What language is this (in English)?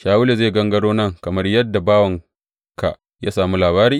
Hausa